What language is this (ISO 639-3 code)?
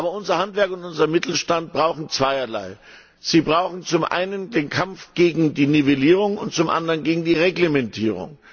deu